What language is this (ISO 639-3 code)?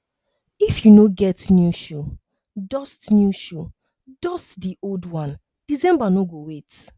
pcm